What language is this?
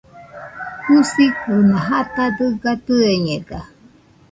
Nüpode Huitoto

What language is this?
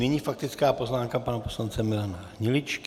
Czech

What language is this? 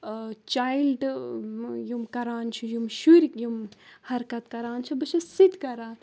Kashmiri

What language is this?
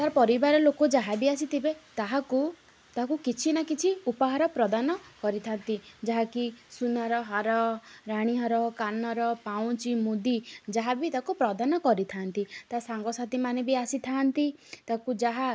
Odia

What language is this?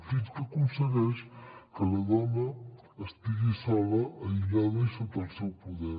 Catalan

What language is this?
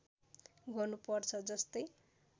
Nepali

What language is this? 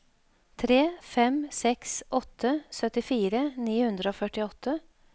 Norwegian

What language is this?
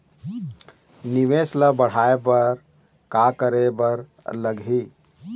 Chhattisgarhi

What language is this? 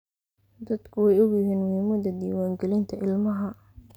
Somali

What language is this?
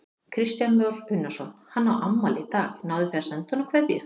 Icelandic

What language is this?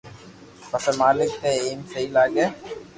Loarki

